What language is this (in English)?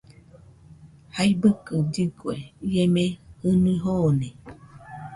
Nüpode Huitoto